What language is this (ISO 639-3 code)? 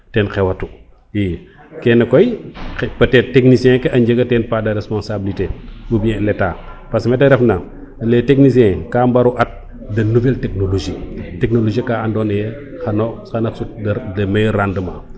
srr